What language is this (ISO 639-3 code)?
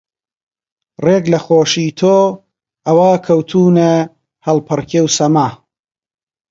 ckb